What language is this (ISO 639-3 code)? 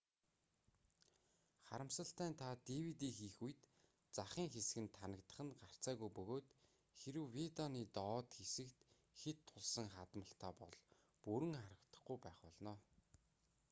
mon